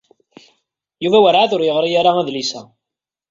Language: Kabyle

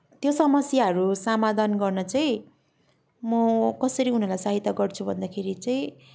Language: Nepali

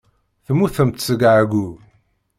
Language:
Kabyle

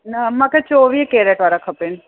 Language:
Sindhi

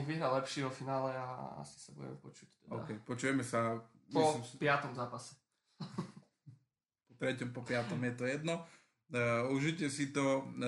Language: Slovak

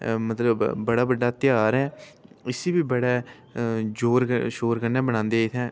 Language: Dogri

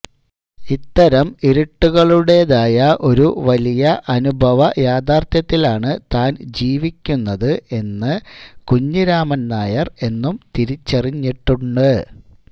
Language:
Malayalam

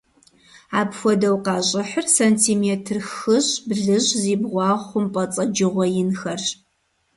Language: Kabardian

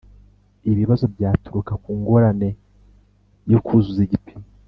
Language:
Kinyarwanda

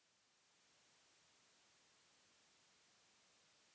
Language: Bhojpuri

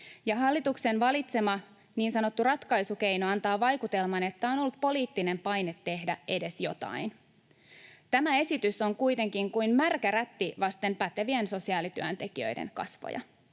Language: Finnish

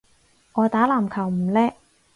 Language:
Cantonese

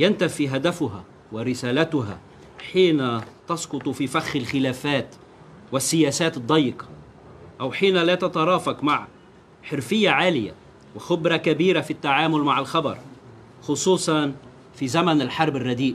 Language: Arabic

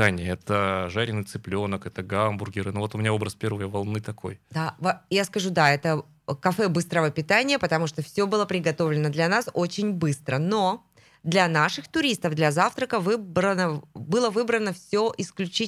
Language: Russian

